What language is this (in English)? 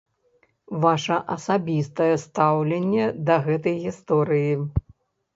Belarusian